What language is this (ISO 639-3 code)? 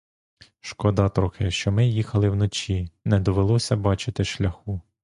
ukr